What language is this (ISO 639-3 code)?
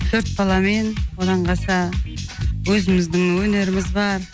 kaz